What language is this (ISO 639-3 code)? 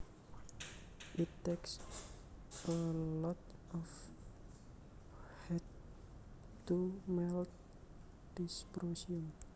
jav